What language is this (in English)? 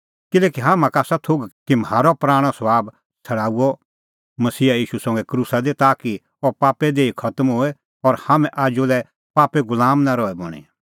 Kullu Pahari